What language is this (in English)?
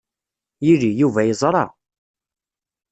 Kabyle